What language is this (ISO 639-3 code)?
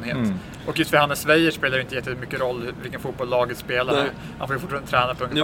swe